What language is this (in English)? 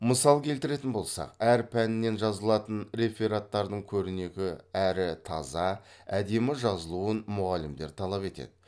Kazakh